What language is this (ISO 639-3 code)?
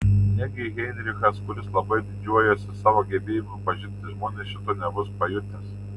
lit